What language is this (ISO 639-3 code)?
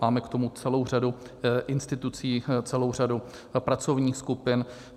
ces